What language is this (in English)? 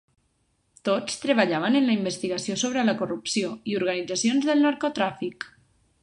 Catalan